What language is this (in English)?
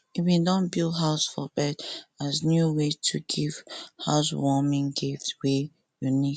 Nigerian Pidgin